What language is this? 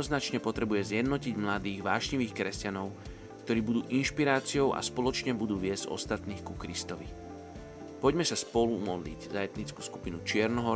Slovak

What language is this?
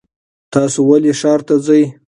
Pashto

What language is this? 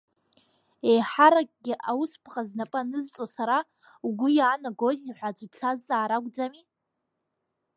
Abkhazian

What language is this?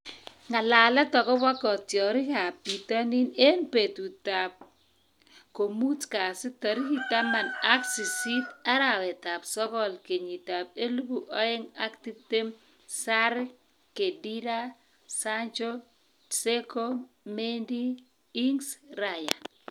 Kalenjin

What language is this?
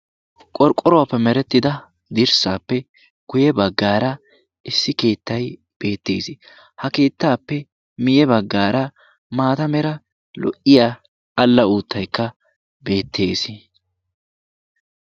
Wolaytta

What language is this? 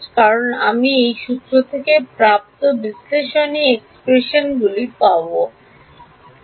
Bangla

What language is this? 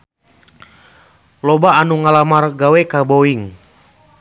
Sundanese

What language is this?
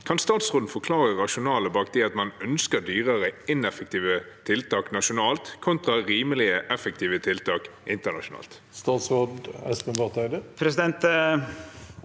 Norwegian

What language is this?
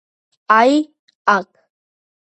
Georgian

